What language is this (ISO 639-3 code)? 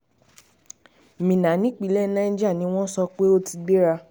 yor